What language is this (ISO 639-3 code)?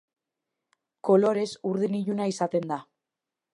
eus